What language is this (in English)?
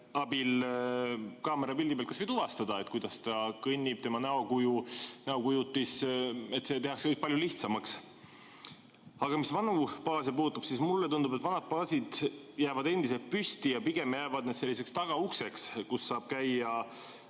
Estonian